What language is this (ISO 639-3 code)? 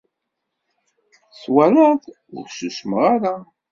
kab